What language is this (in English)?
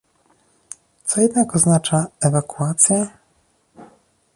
Polish